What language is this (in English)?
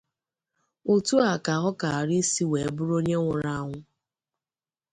Igbo